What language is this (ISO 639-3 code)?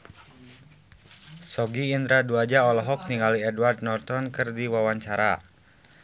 sun